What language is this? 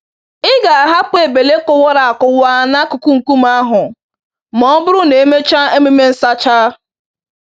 Igbo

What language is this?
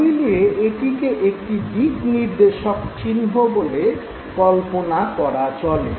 Bangla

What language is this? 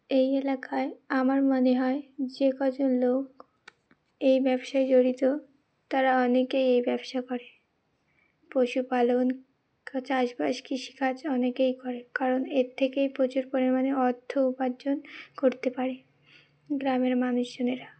Bangla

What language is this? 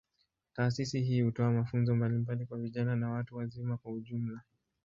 Swahili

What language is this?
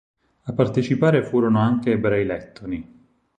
Italian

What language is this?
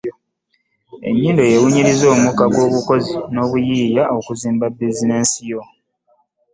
Ganda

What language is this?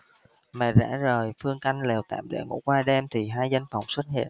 Vietnamese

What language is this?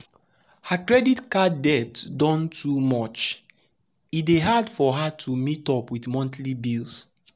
Nigerian Pidgin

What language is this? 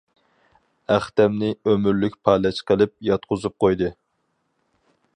Uyghur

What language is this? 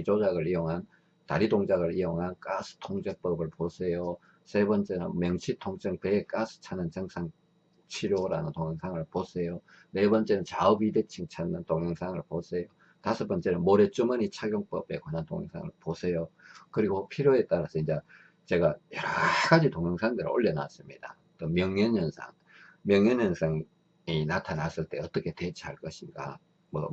Korean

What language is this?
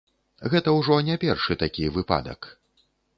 Belarusian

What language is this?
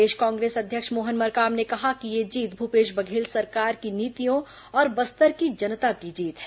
Hindi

